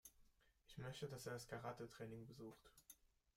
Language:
German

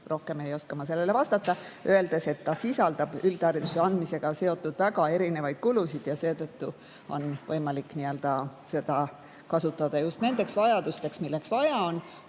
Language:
Estonian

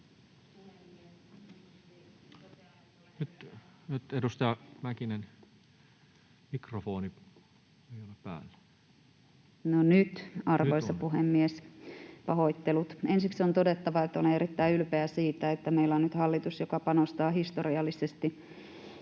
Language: Finnish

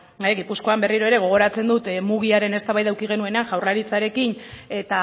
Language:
Basque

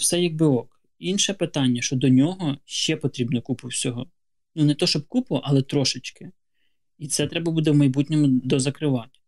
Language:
Ukrainian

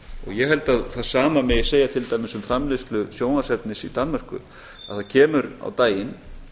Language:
Icelandic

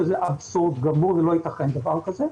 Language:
Hebrew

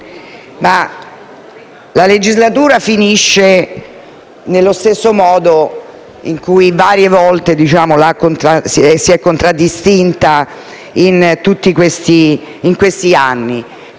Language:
Italian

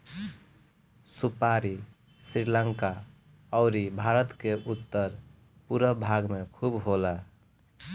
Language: Bhojpuri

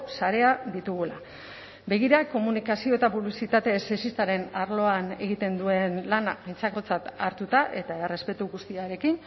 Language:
Basque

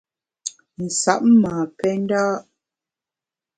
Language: Bamun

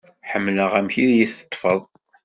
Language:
Kabyle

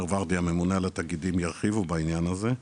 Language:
Hebrew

